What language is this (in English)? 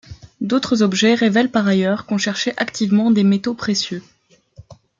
French